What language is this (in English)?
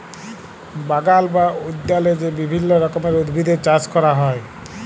Bangla